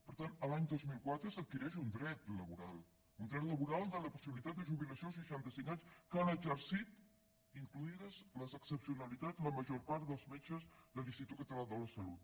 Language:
Catalan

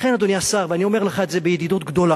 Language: Hebrew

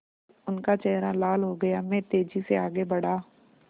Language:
Hindi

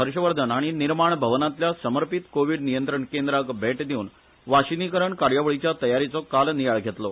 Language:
Konkani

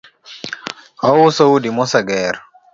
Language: Luo (Kenya and Tanzania)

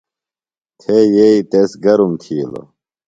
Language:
Phalura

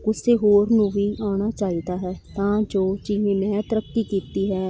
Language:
Punjabi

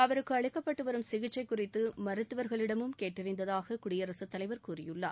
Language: Tamil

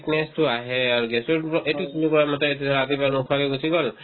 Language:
Assamese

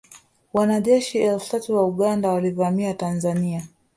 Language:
Swahili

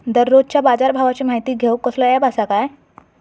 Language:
Marathi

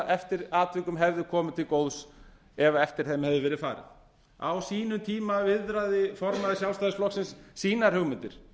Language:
Icelandic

